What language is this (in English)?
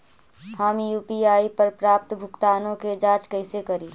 Magahi